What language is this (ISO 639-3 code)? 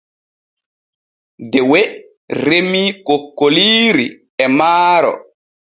fue